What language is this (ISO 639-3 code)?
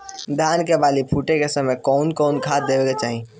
bho